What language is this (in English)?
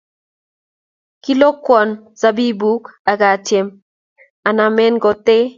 Kalenjin